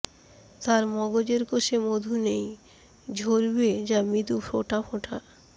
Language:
Bangla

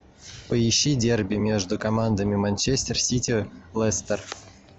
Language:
Russian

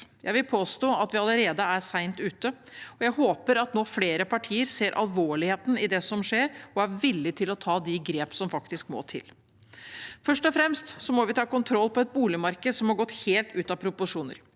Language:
Norwegian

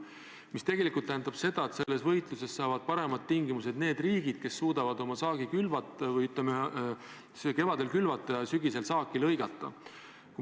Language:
Estonian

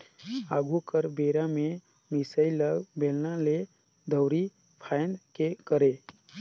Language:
Chhattisgarhi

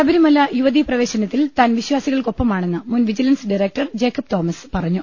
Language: Malayalam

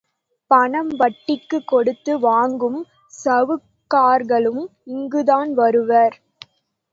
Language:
Tamil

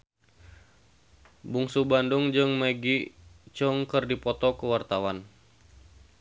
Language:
Sundanese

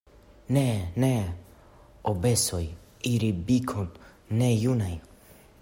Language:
Esperanto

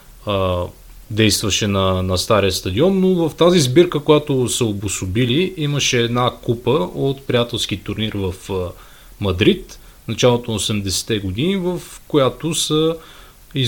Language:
Bulgarian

